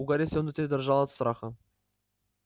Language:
Russian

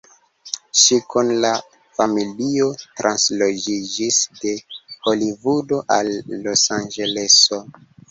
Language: Esperanto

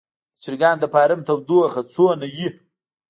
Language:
Pashto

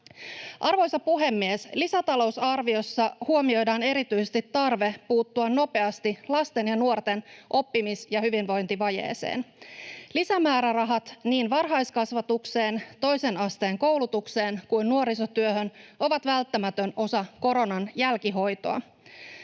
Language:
Finnish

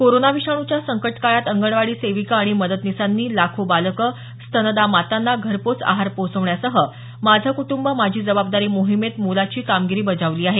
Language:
Marathi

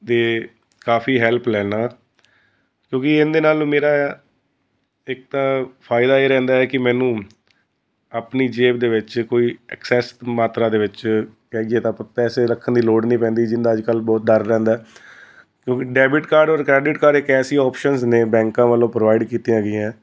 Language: Punjabi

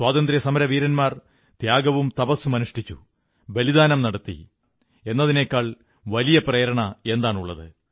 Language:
Malayalam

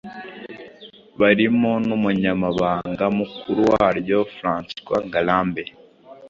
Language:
Kinyarwanda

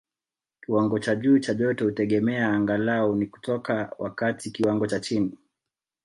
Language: Swahili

